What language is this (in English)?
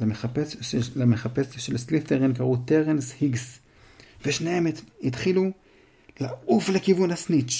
Hebrew